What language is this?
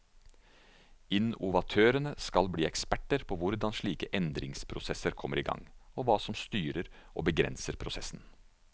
Norwegian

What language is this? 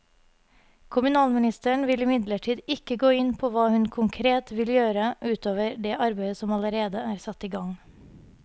Norwegian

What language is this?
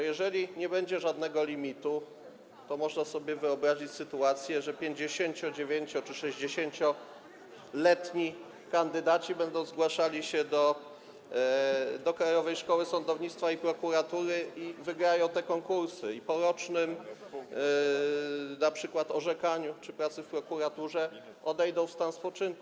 Polish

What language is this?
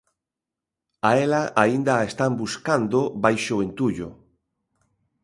Galician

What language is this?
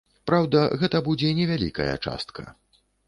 Belarusian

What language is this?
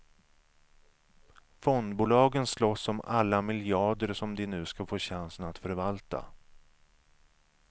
Swedish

